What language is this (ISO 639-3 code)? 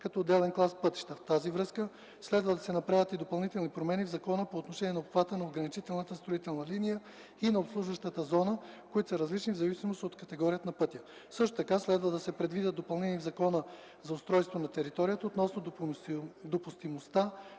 bul